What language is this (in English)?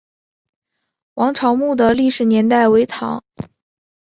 Chinese